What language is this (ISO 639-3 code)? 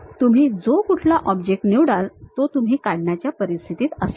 mar